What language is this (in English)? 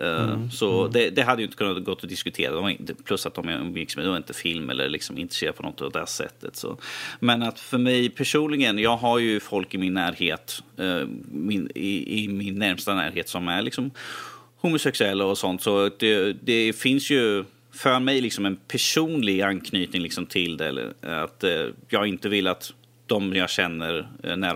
Swedish